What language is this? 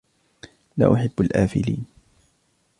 Arabic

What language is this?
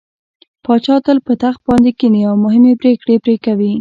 Pashto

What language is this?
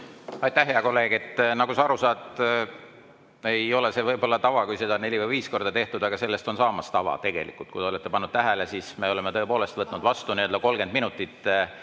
Estonian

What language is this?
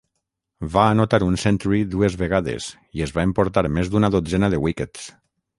Catalan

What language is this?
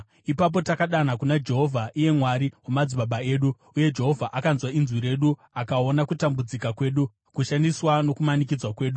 Shona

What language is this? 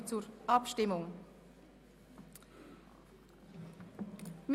Swiss German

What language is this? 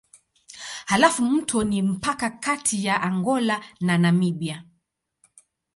Swahili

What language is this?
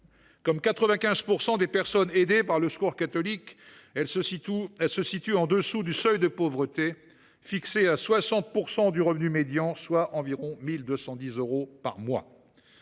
French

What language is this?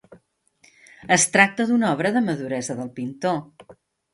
Catalan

